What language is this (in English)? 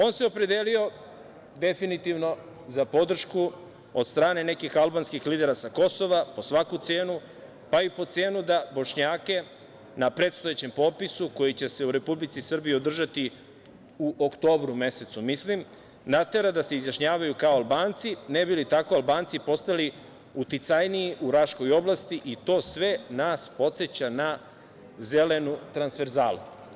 Serbian